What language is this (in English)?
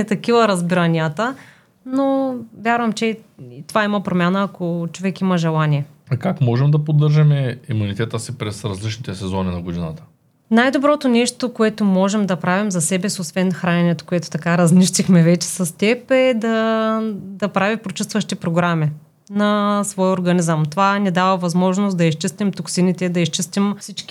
Bulgarian